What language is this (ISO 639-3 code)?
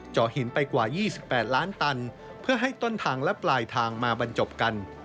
tha